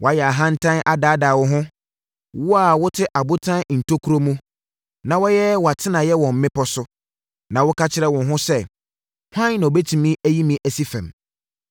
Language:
Akan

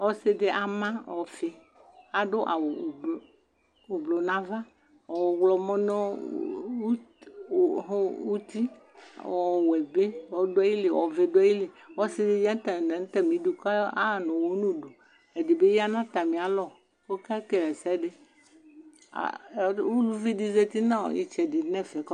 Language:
Ikposo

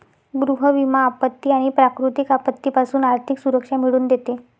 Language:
Marathi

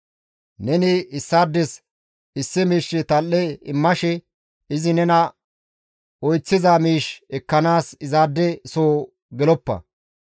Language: Gamo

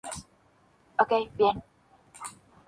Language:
Spanish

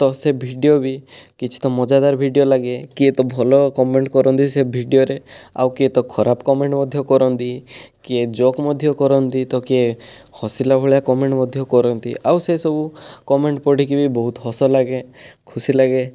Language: Odia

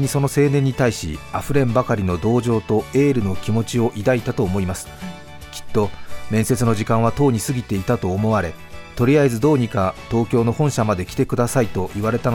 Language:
Japanese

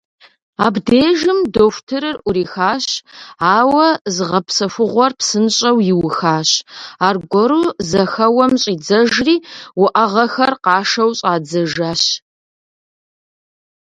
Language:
Kabardian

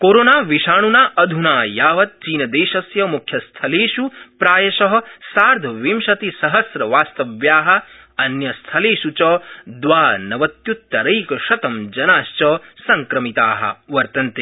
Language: Sanskrit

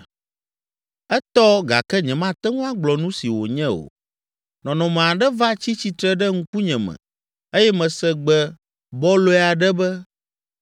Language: Ewe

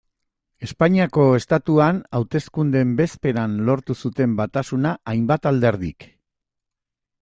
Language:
Basque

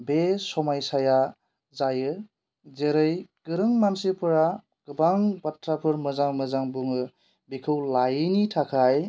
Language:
Bodo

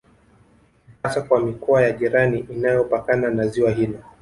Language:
Swahili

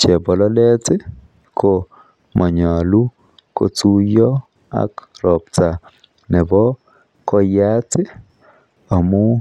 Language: Kalenjin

